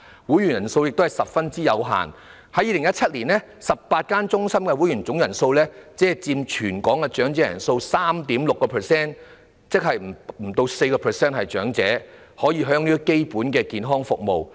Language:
Cantonese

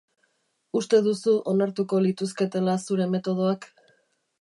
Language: Basque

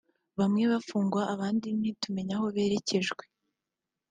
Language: Kinyarwanda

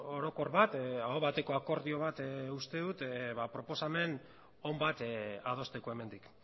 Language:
Basque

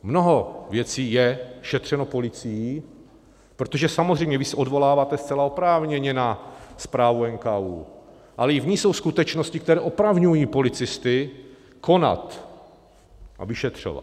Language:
Czech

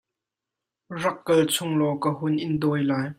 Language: Hakha Chin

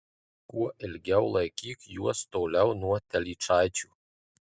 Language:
Lithuanian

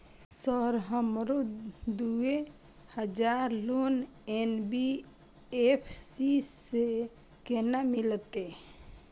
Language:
Maithili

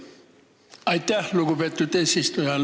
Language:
Estonian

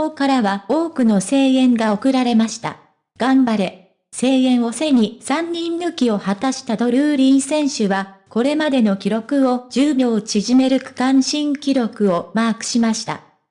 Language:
Japanese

